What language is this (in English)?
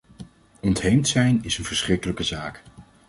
Dutch